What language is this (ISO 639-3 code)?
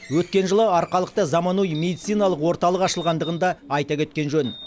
kaz